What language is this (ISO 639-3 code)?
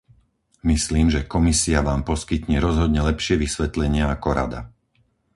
slk